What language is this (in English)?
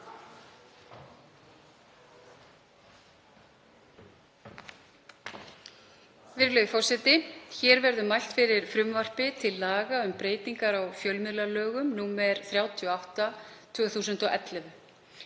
Icelandic